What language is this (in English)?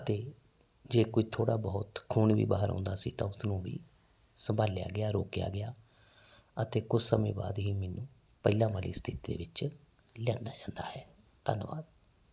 Punjabi